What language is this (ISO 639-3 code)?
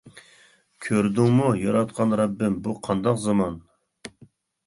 uig